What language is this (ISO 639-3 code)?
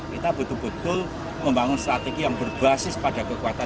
ind